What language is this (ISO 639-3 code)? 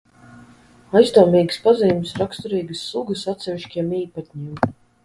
lav